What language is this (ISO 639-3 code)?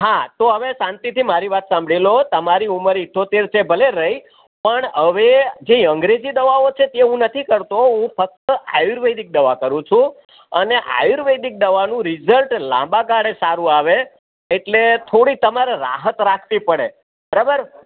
guj